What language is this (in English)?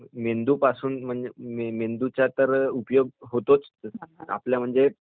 Marathi